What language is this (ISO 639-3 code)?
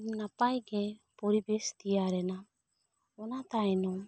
sat